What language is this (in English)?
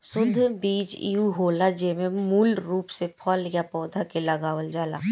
Bhojpuri